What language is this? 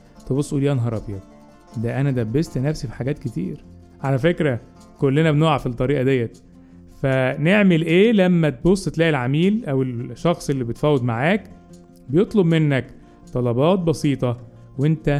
Arabic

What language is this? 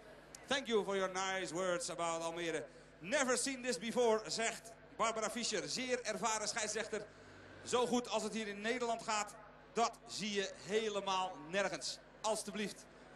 Dutch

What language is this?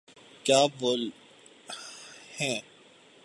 Urdu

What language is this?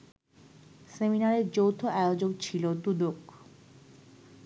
Bangla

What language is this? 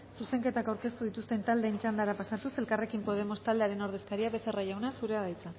Basque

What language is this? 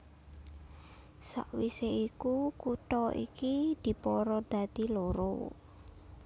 Javanese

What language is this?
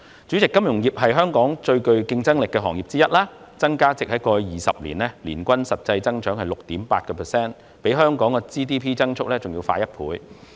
Cantonese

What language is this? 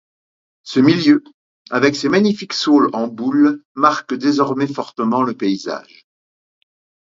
French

